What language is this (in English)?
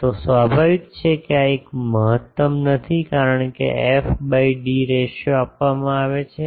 Gujarati